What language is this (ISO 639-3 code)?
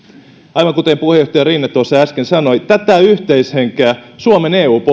fin